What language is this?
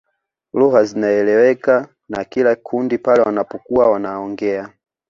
Swahili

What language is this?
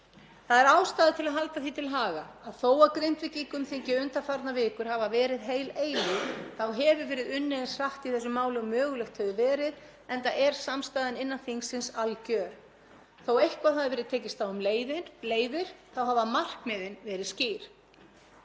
Icelandic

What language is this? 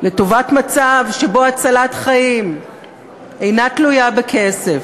Hebrew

